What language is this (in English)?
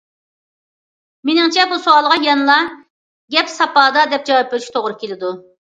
Uyghur